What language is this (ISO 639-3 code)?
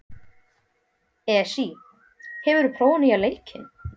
isl